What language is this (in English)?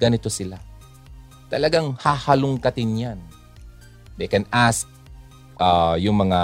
Filipino